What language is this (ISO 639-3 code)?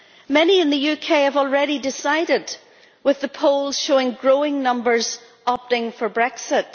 eng